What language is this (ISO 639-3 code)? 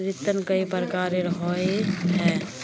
mag